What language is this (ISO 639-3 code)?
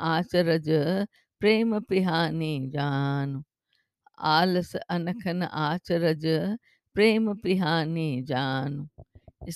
hin